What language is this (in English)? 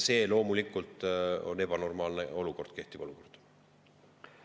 Estonian